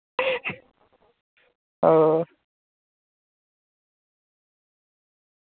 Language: Dogri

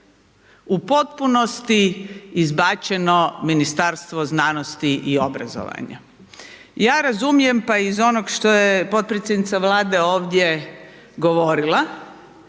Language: Croatian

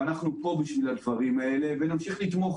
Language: Hebrew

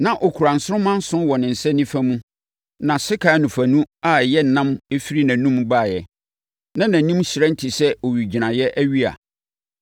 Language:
Akan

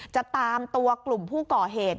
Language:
Thai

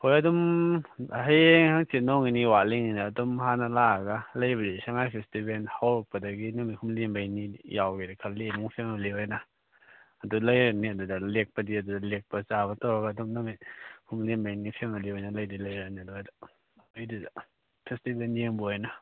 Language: Manipuri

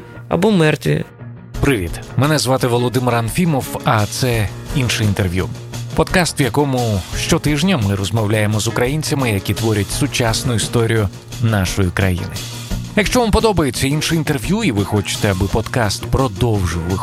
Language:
Ukrainian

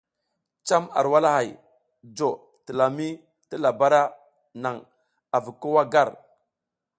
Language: South Giziga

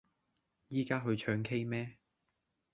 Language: Cantonese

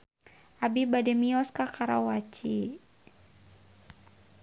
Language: Sundanese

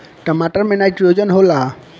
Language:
Bhojpuri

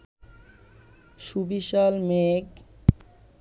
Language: Bangla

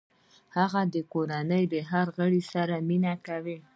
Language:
Pashto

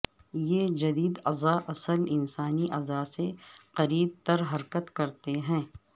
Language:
Urdu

